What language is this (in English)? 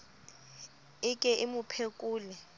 Southern Sotho